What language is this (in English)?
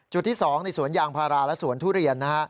Thai